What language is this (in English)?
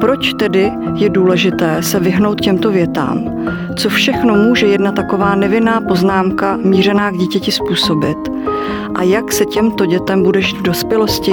Czech